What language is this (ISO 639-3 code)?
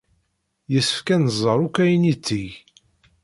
kab